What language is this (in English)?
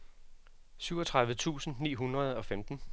Danish